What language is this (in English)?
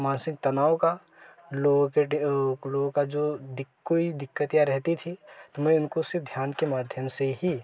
Hindi